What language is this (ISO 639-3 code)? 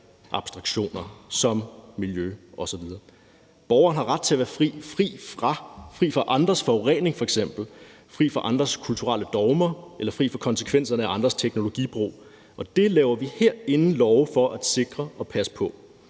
dan